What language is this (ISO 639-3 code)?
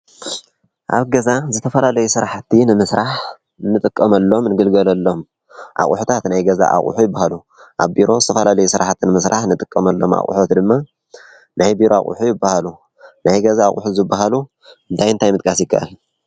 tir